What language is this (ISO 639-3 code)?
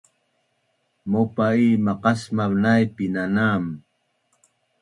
bnn